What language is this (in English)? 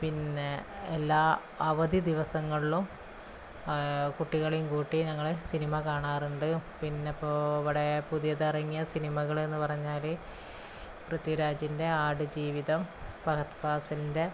Malayalam